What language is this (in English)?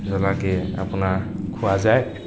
Assamese